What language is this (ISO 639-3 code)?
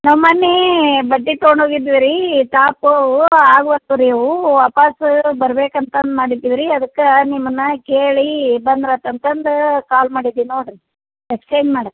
kan